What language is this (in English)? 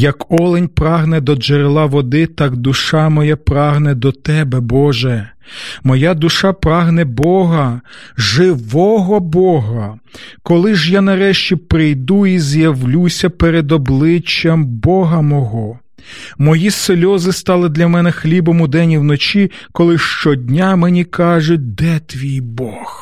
Ukrainian